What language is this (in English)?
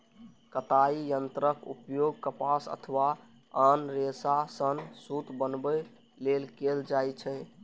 Maithili